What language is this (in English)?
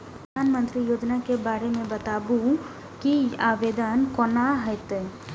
Maithili